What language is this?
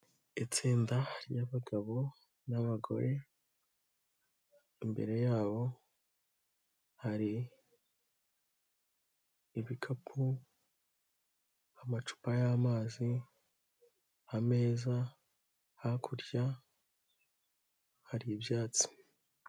Kinyarwanda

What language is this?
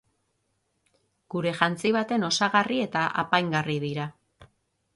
Basque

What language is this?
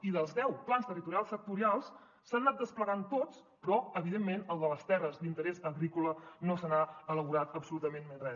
Catalan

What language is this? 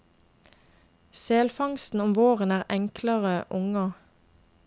Norwegian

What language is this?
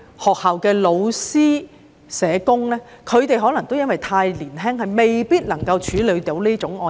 Cantonese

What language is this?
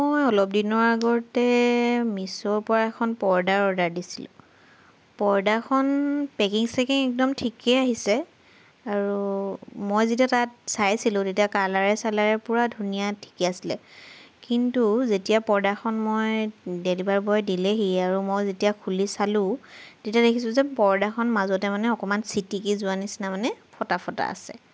Assamese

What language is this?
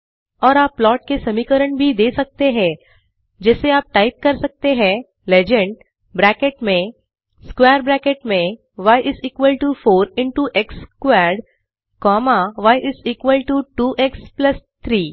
Hindi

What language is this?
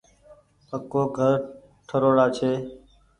Goaria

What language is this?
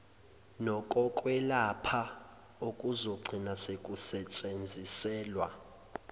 Zulu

